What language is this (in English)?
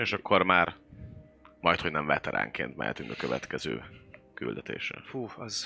Hungarian